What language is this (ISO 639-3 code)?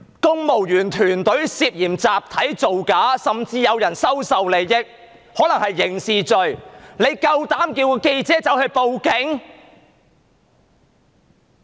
yue